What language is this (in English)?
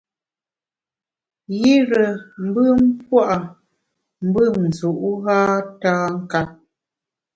Bamun